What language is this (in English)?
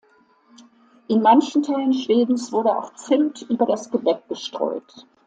German